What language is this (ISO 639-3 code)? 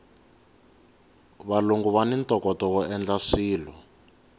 tso